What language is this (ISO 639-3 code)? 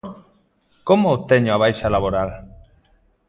glg